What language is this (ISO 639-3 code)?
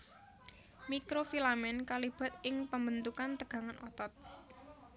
jav